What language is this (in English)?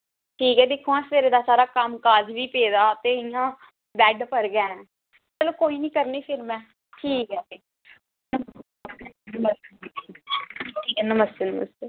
Dogri